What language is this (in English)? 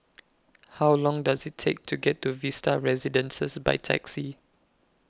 English